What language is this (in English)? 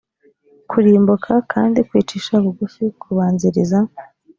Kinyarwanda